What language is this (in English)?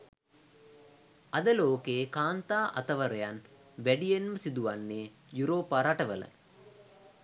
Sinhala